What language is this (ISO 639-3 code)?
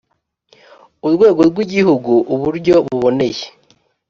kin